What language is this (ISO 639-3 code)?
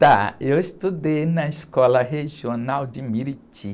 por